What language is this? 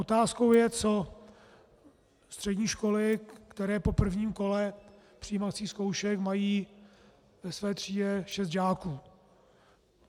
Czech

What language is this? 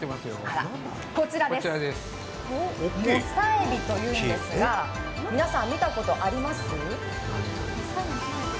Japanese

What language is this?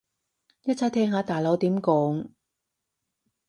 Cantonese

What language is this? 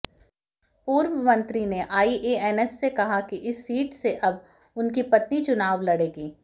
Hindi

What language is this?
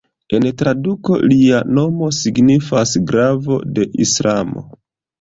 Esperanto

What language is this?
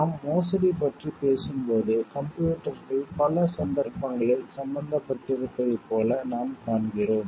Tamil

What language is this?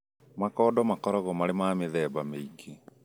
Kikuyu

